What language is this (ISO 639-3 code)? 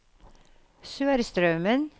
nor